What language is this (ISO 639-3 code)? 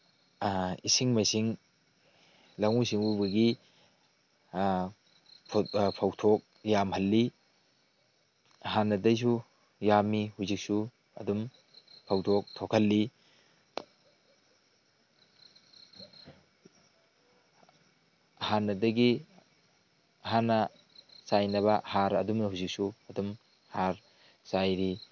mni